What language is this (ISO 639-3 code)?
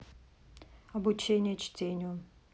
rus